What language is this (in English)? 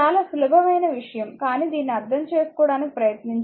Telugu